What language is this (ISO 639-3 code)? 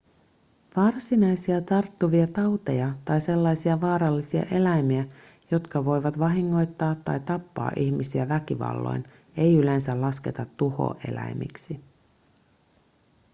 fin